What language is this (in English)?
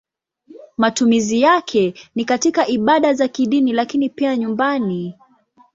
Swahili